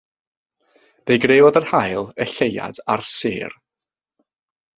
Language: Welsh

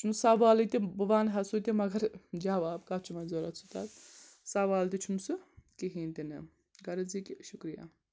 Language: Kashmiri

